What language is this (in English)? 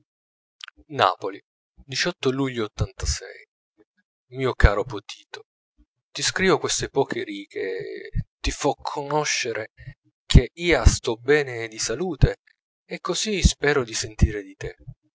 Italian